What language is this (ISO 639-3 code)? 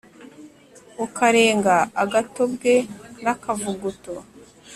kin